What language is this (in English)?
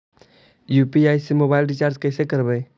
Magahi